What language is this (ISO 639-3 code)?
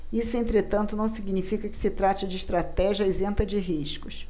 por